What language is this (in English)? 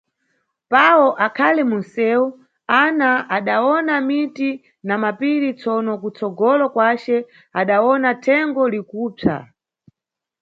Nyungwe